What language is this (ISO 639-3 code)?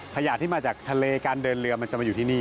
tha